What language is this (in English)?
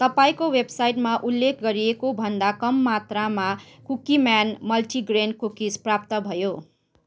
Nepali